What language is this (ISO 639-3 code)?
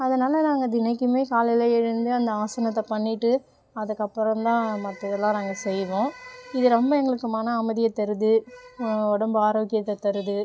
tam